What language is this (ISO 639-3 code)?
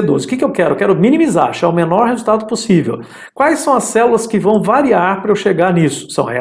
por